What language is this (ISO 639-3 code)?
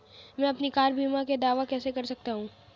hin